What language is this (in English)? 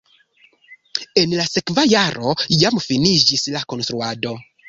Esperanto